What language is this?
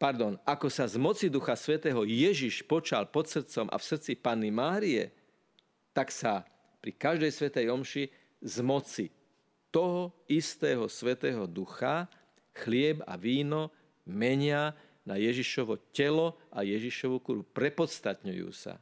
Slovak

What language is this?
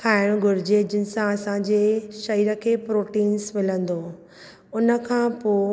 Sindhi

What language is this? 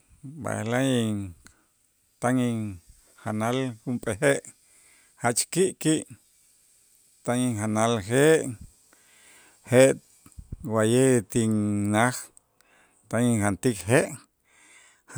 Itzá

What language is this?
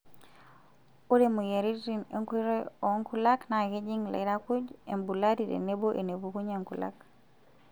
Masai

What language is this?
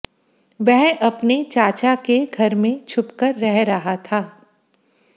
Hindi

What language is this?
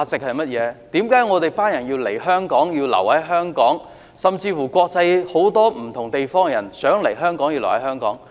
Cantonese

